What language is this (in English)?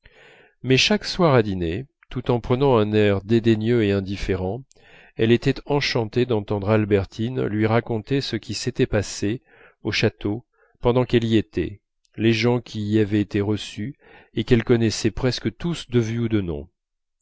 French